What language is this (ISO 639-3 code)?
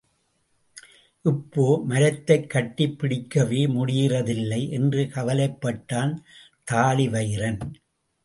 tam